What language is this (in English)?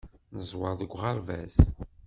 Kabyle